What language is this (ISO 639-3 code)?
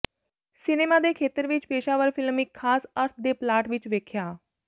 pan